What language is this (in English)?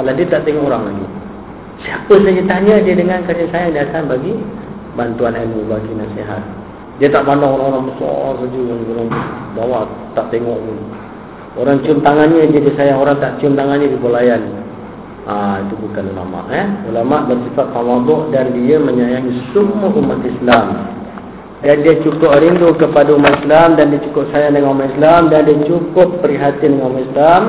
Malay